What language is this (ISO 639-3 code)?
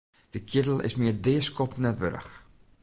fry